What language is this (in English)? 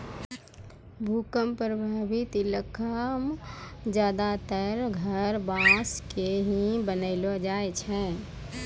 Maithili